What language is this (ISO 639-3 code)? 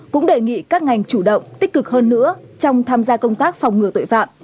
vie